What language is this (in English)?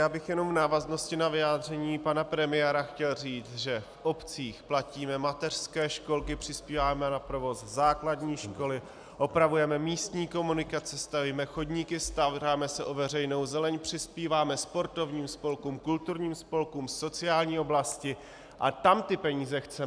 Czech